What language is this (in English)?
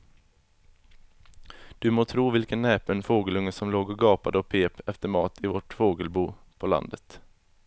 Swedish